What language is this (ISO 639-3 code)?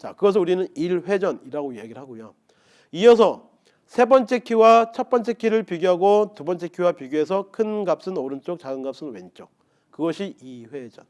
kor